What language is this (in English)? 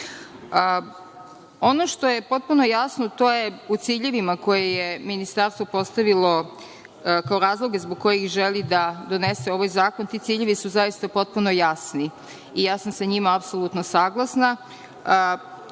Serbian